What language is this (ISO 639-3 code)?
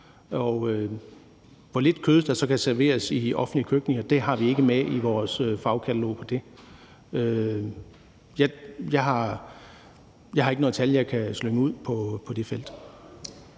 dan